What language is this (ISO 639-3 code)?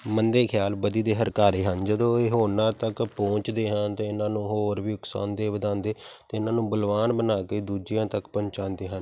pan